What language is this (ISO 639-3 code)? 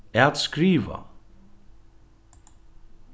fao